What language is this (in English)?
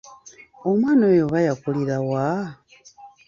Ganda